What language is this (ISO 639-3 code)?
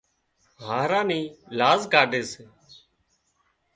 kxp